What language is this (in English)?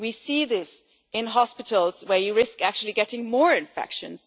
English